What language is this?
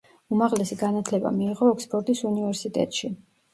Georgian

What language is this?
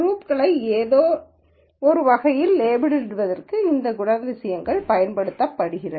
Tamil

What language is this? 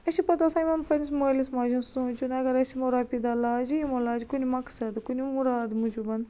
Kashmiri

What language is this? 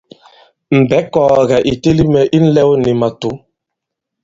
Bankon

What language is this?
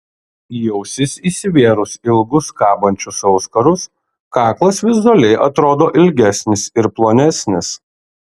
Lithuanian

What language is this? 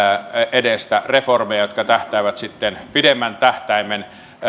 Finnish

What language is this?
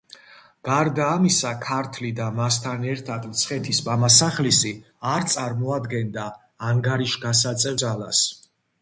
Georgian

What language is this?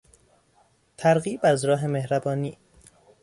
Persian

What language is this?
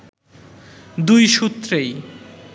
Bangla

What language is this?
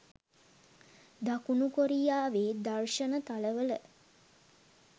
Sinhala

